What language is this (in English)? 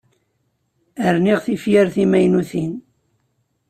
Kabyle